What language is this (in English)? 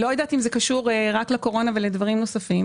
Hebrew